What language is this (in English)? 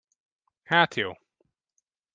Hungarian